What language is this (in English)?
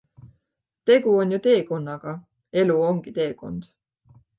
Estonian